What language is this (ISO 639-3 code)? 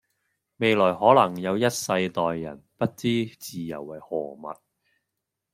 yue